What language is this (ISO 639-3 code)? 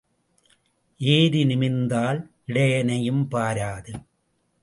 tam